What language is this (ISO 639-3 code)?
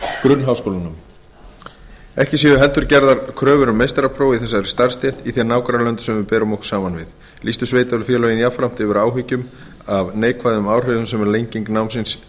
isl